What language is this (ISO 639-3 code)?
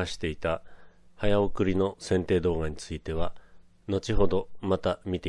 jpn